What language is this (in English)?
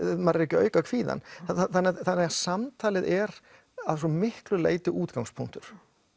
Icelandic